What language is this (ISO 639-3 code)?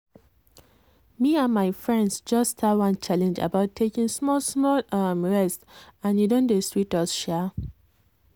pcm